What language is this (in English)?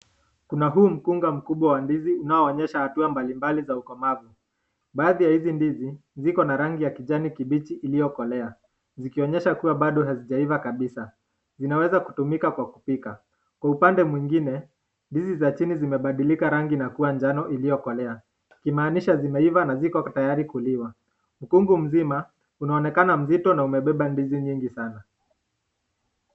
Swahili